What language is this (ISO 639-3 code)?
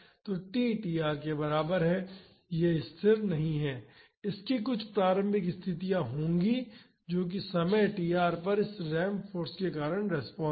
hin